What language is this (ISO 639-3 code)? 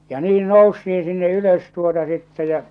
fin